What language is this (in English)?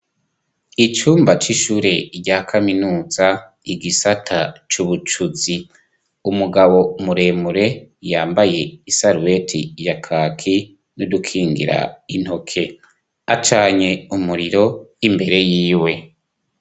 Rundi